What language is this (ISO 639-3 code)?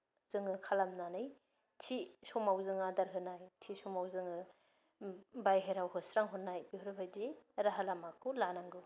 brx